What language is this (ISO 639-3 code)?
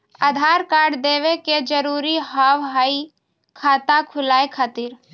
mai